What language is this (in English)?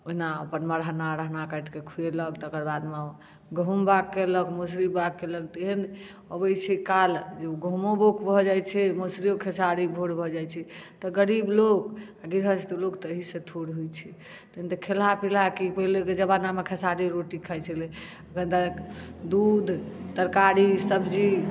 Maithili